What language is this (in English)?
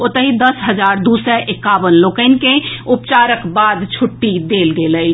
Maithili